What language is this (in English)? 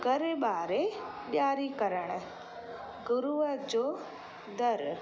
Sindhi